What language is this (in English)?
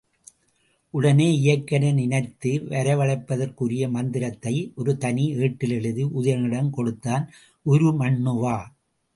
Tamil